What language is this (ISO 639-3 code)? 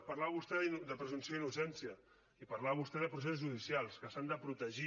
cat